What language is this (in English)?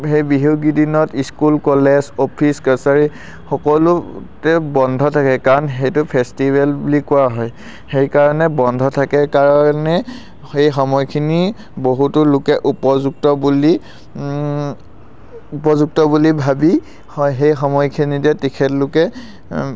Assamese